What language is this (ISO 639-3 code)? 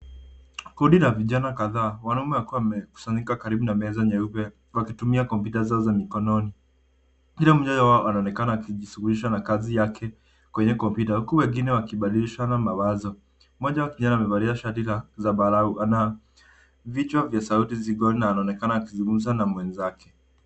swa